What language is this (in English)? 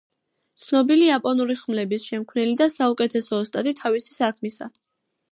Georgian